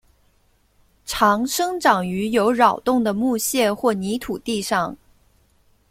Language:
Chinese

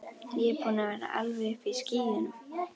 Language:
Icelandic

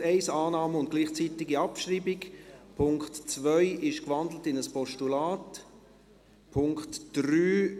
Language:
Swiss German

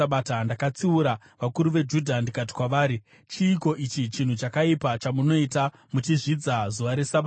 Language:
Shona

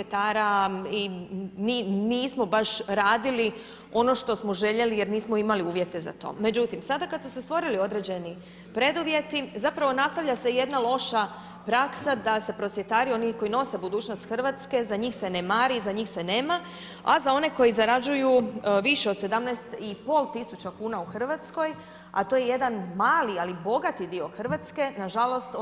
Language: Croatian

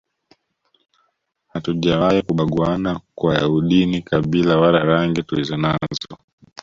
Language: Swahili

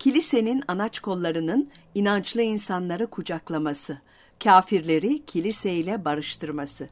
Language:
Turkish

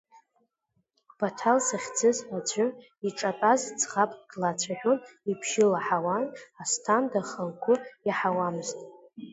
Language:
Abkhazian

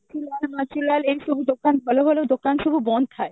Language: Odia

